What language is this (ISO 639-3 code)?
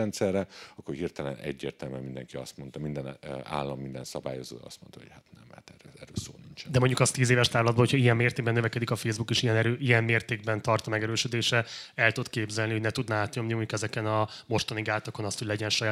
hun